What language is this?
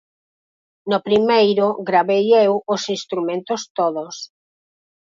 Galician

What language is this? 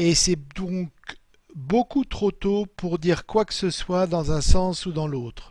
French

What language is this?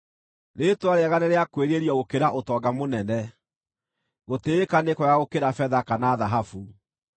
Kikuyu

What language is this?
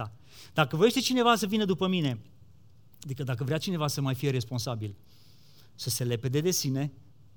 Romanian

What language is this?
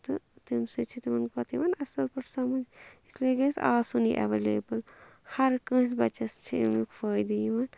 Kashmiri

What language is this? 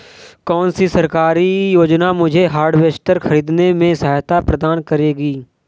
Hindi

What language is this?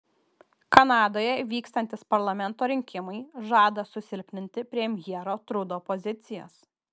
Lithuanian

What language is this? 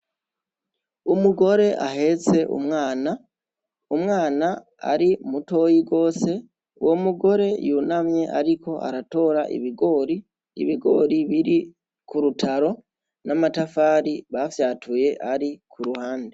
Rundi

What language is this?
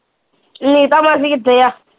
Punjabi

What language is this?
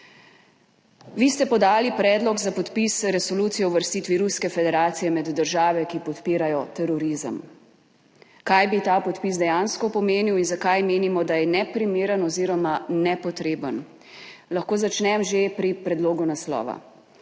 Slovenian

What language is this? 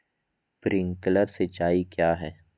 Magahi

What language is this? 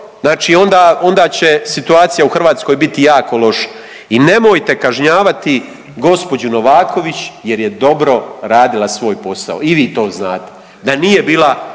Croatian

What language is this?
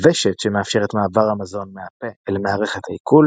Hebrew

